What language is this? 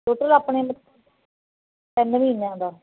Punjabi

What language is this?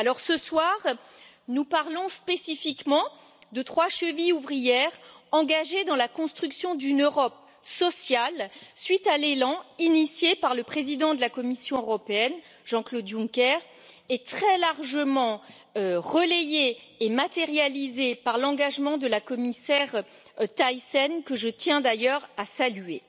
French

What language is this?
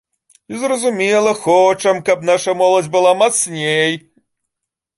Belarusian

